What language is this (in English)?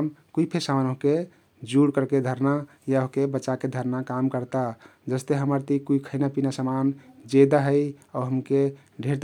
Kathoriya Tharu